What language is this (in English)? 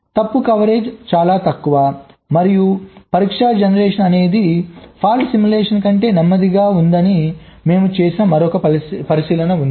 Telugu